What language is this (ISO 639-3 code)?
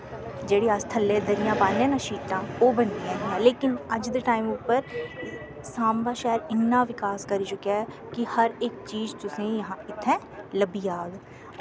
doi